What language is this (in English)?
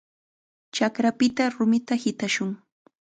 Chiquián Ancash Quechua